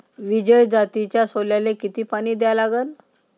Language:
Marathi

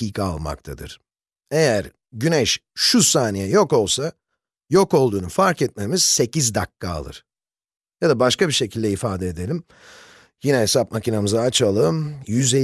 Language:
Turkish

